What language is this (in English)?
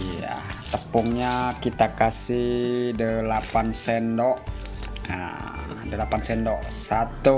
Indonesian